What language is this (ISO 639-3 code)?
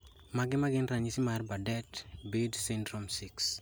luo